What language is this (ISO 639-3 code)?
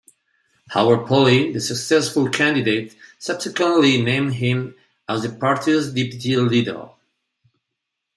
eng